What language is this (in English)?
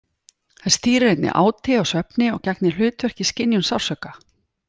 Icelandic